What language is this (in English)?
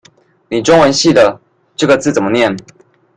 Chinese